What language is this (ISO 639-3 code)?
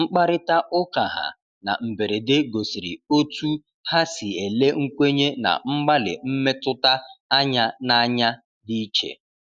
ibo